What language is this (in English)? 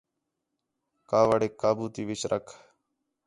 Khetrani